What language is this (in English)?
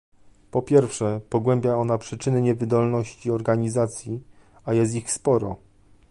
Polish